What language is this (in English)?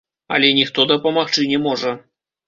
Belarusian